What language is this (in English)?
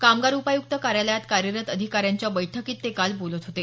Marathi